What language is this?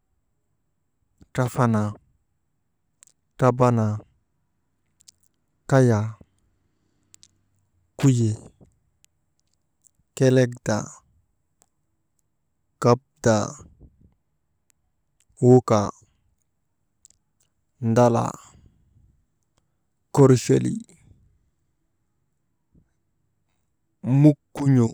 Maba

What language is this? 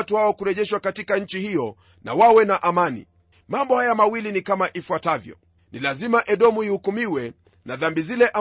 Swahili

